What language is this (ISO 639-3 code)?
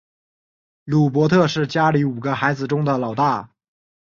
zho